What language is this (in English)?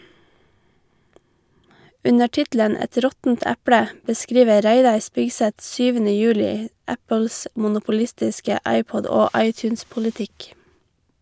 Norwegian